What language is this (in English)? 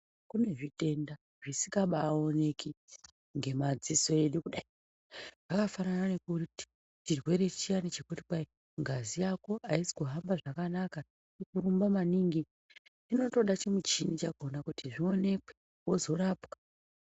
Ndau